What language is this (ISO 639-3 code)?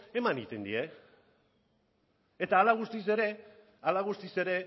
eus